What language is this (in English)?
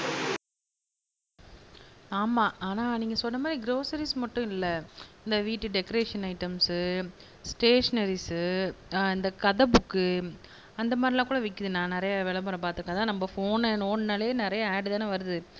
Tamil